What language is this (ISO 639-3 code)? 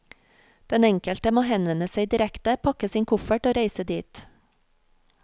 nor